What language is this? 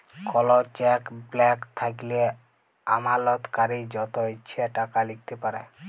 Bangla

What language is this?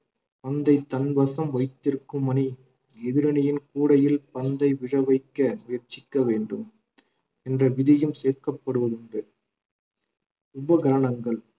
Tamil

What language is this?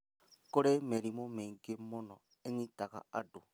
Kikuyu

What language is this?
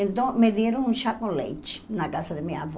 Portuguese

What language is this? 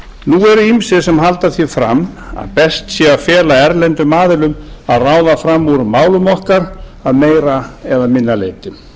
Icelandic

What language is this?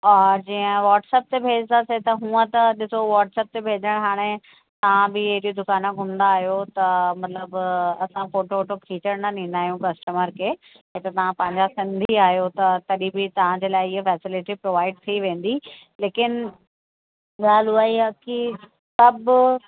Sindhi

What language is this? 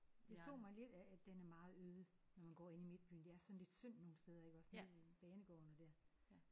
Danish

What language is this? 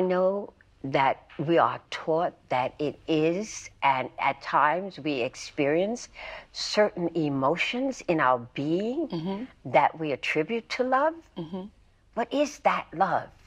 English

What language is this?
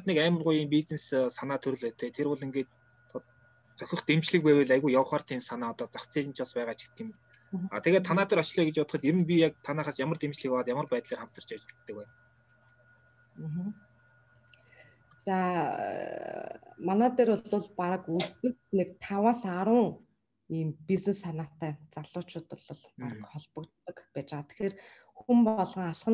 Russian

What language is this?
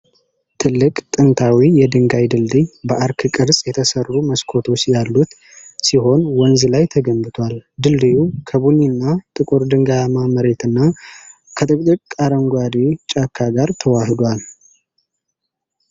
Amharic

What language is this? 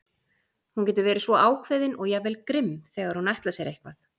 Icelandic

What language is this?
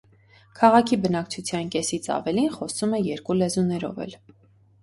Armenian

